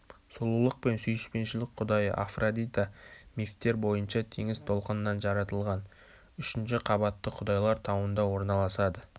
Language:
Kazakh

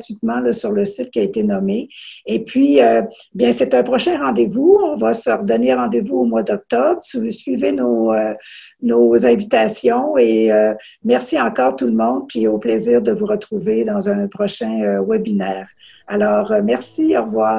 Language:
French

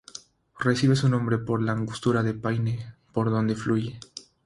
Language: Spanish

